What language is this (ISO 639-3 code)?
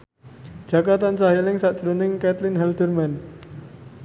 jav